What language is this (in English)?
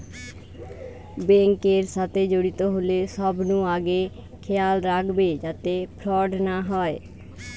Bangla